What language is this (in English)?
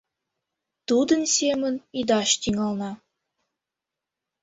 Mari